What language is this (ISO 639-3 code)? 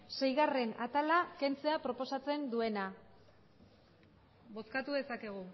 eus